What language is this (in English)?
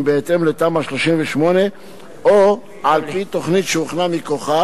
Hebrew